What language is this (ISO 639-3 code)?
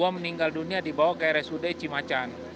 ind